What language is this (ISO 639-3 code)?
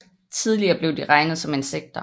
dan